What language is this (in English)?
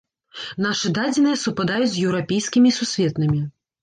Belarusian